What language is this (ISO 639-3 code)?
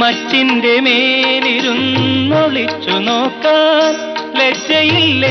hin